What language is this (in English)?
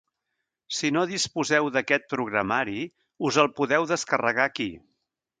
Catalan